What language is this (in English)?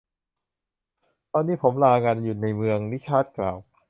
Thai